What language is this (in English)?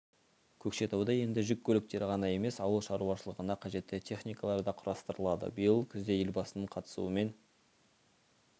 Kazakh